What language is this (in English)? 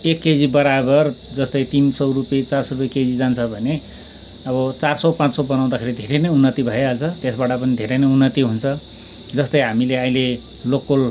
Nepali